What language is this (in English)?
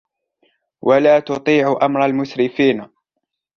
Arabic